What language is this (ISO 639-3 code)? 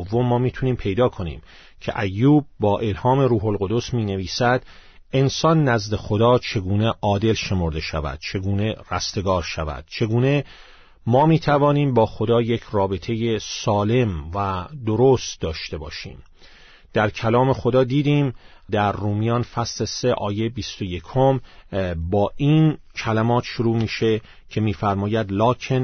fas